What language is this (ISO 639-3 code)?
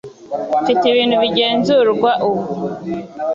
kin